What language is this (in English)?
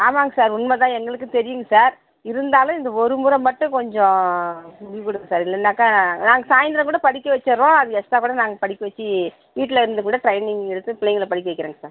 Tamil